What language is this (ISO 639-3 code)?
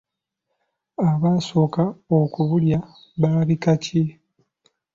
lug